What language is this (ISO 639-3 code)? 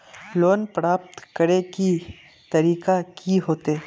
mag